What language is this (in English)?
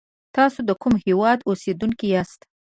Pashto